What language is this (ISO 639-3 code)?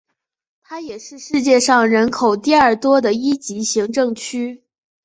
zho